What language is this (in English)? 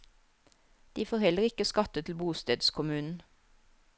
Norwegian